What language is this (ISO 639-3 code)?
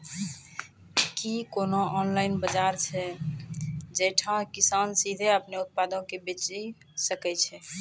mai